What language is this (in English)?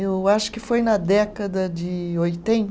Portuguese